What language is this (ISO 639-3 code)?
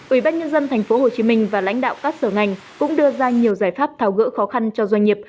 vie